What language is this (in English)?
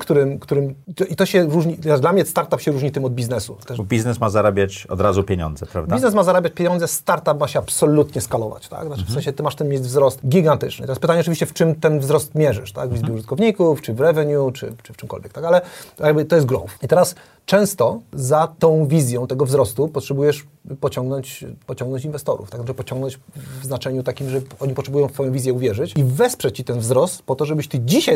Polish